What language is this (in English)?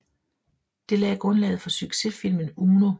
Danish